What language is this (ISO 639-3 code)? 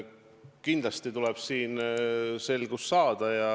est